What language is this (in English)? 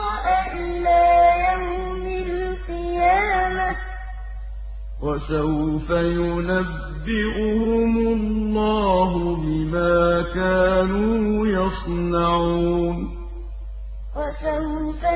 Arabic